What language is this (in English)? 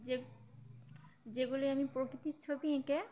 Bangla